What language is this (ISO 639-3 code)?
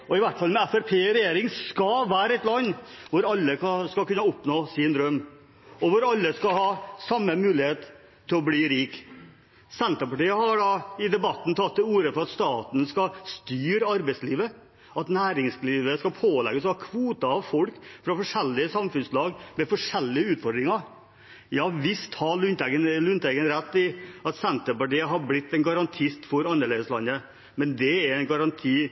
nob